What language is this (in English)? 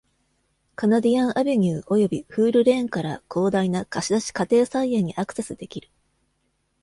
Japanese